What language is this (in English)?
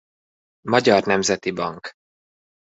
Hungarian